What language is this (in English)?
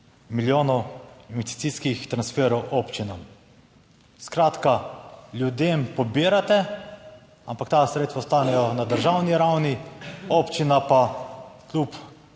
Slovenian